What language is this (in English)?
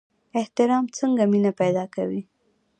Pashto